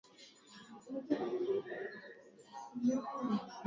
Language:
Swahili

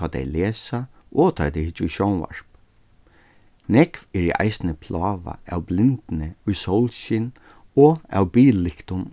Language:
Faroese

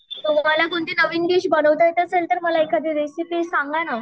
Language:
Marathi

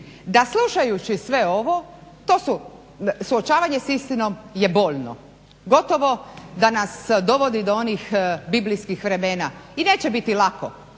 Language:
Croatian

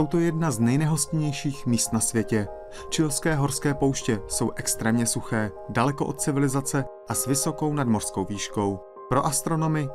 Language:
Czech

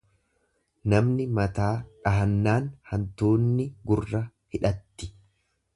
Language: Oromo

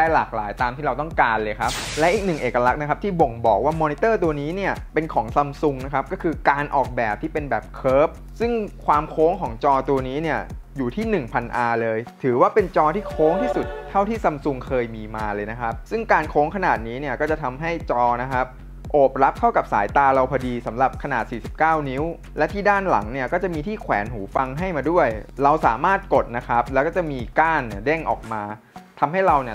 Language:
Thai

